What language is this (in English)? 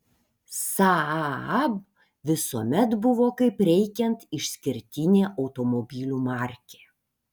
Lithuanian